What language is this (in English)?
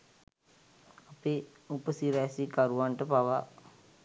Sinhala